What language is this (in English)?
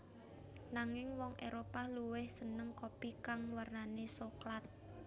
Javanese